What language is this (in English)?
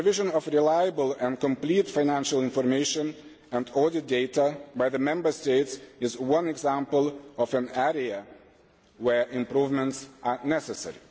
English